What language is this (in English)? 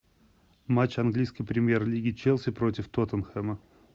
Russian